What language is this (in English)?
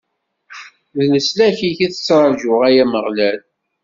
Kabyle